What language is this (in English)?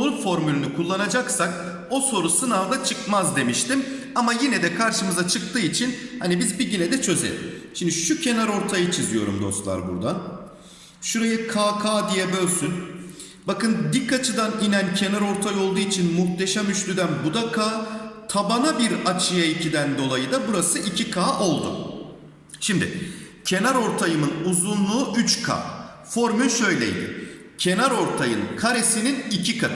Turkish